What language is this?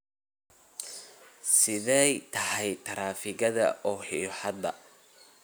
Somali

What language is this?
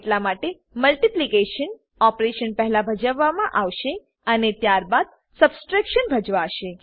Gujarati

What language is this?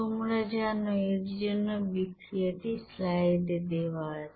Bangla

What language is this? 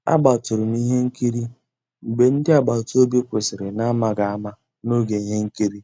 Igbo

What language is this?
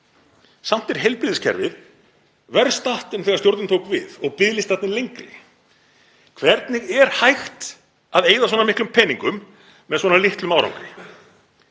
Icelandic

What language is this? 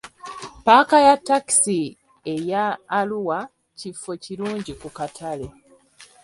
Ganda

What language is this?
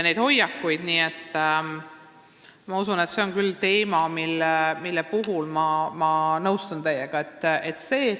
Estonian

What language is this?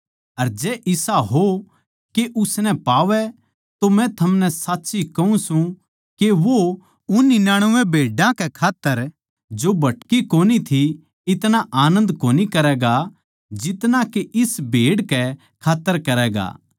Haryanvi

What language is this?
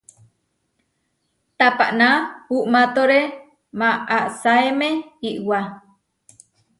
Huarijio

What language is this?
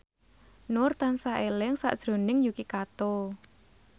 Javanese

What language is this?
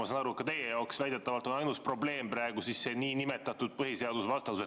Estonian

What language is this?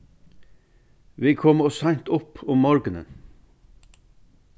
Faroese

